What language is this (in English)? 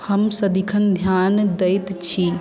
Maithili